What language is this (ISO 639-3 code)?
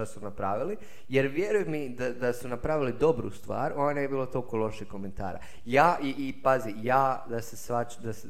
hrv